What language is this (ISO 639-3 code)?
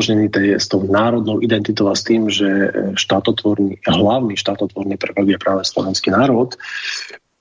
slk